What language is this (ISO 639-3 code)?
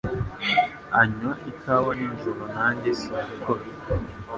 kin